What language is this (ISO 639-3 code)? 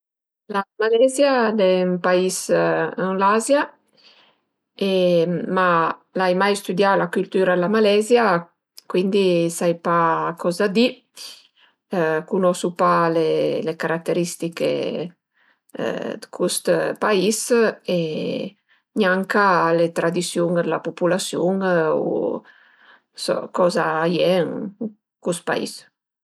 pms